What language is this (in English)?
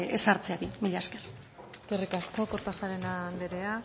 Basque